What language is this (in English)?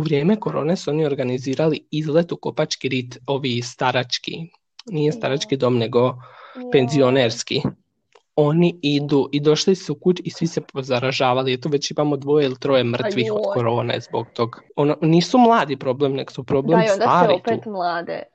Croatian